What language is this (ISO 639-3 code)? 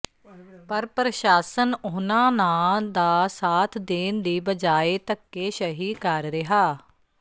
pan